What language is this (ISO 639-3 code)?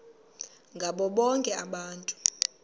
xho